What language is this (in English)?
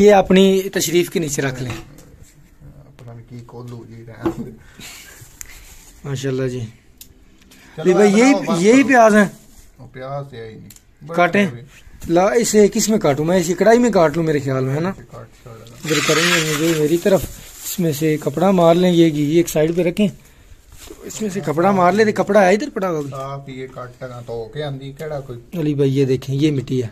Hindi